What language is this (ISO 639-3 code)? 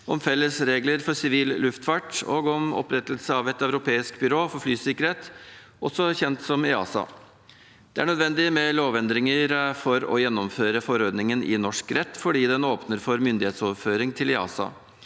nor